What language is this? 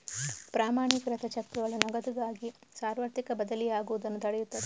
Kannada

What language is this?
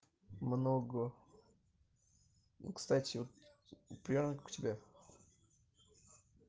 Russian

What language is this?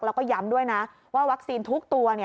Thai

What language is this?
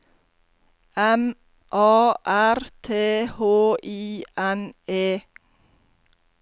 Norwegian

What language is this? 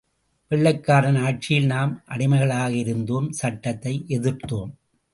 Tamil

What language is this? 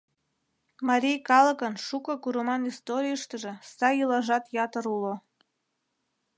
Mari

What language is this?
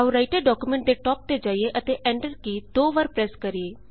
Punjabi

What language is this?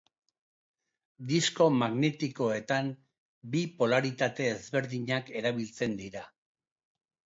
Basque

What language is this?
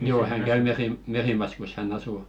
Finnish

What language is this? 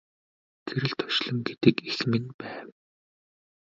Mongolian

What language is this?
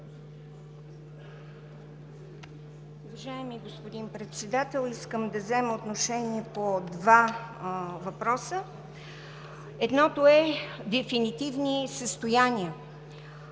Bulgarian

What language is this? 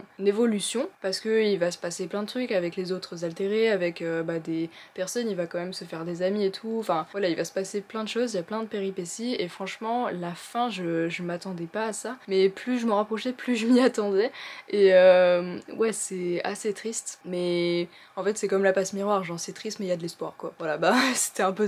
French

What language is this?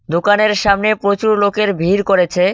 Bangla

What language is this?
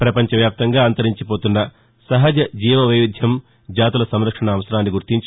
Telugu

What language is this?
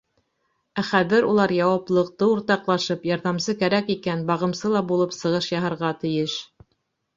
Bashkir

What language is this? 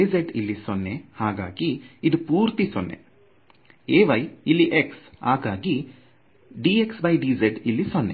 Kannada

